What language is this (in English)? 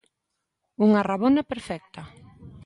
Galician